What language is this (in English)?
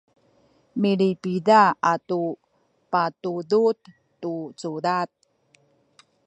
Sakizaya